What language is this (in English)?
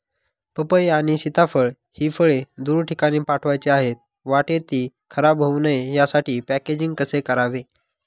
Marathi